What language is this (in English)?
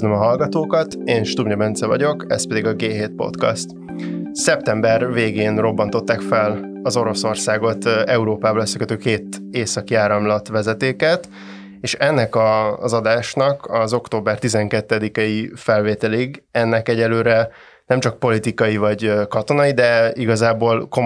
Hungarian